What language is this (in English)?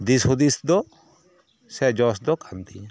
Santali